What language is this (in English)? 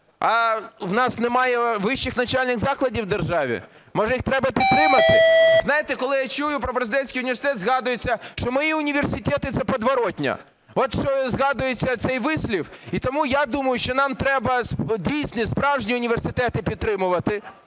Ukrainian